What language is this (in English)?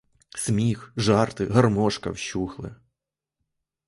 Ukrainian